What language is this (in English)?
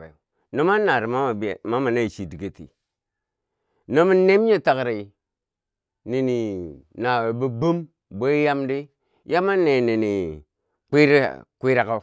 Bangwinji